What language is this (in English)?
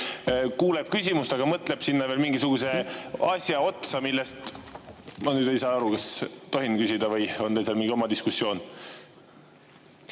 Estonian